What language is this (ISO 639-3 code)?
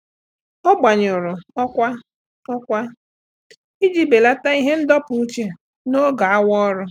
ibo